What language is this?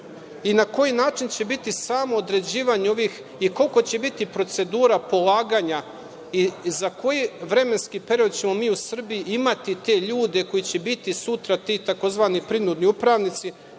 Serbian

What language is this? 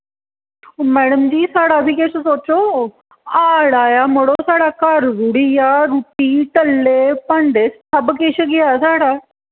Dogri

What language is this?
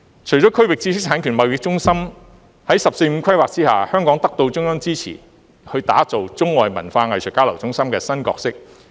Cantonese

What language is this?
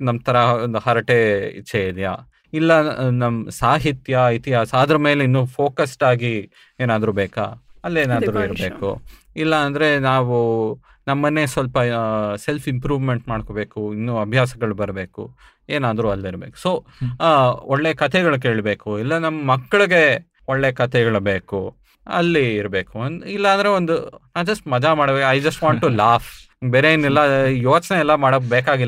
Kannada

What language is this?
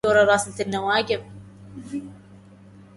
Arabic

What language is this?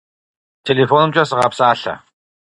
Kabardian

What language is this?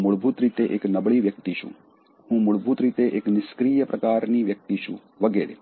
Gujarati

